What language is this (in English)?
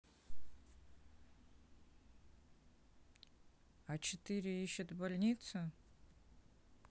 Russian